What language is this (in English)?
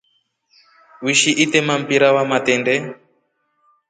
Rombo